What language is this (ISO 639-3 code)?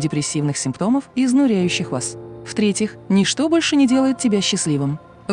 rus